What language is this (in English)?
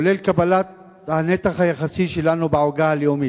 Hebrew